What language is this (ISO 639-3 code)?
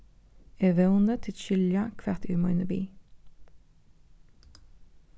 fao